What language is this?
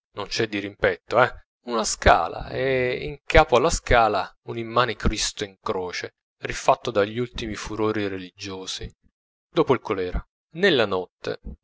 Italian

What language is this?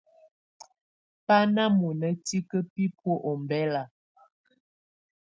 Tunen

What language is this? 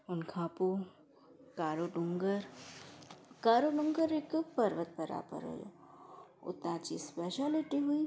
Sindhi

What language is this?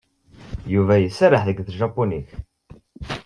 Kabyle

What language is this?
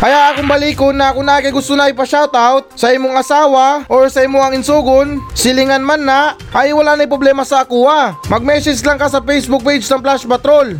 Filipino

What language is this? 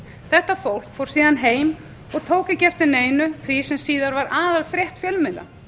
Icelandic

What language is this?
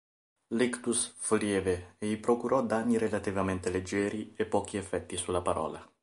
Italian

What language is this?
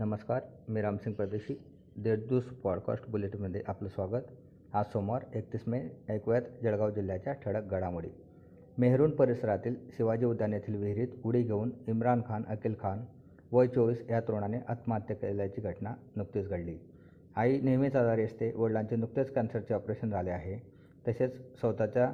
Marathi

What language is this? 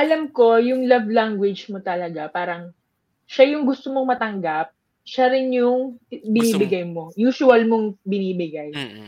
Filipino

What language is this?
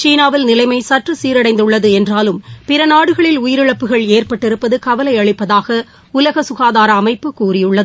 Tamil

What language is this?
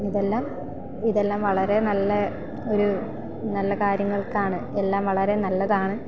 Malayalam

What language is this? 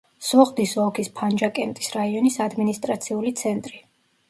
Georgian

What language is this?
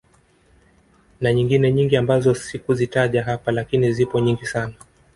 Swahili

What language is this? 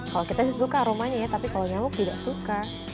Indonesian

